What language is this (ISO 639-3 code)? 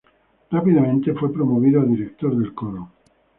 spa